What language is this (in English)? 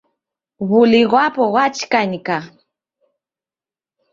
Taita